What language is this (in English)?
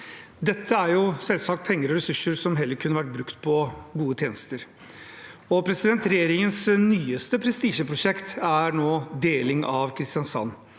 Norwegian